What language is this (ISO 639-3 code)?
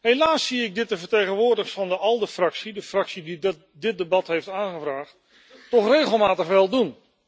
nld